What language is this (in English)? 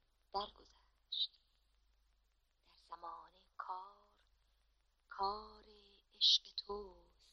Persian